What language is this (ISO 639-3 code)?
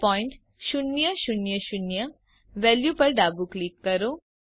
guj